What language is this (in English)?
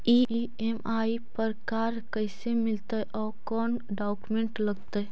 Magahi